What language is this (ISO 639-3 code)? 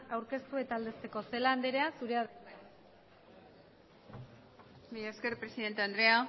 eus